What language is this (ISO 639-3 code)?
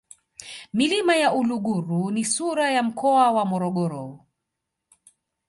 swa